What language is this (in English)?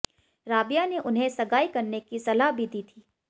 Hindi